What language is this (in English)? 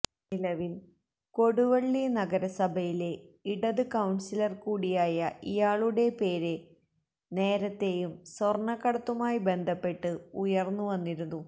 Malayalam